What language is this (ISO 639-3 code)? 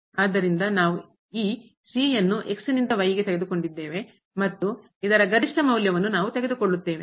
kan